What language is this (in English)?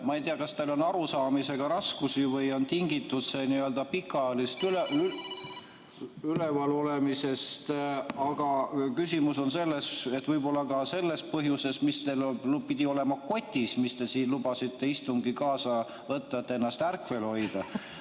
Estonian